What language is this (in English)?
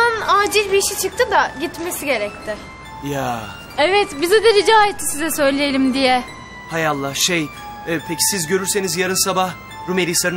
Turkish